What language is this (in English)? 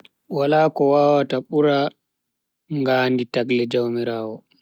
Bagirmi Fulfulde